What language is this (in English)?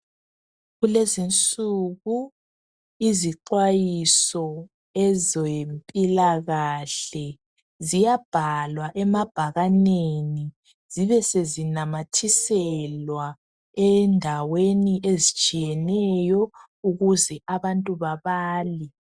North Ndebele